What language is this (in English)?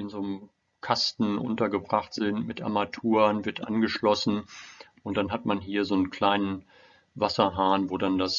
German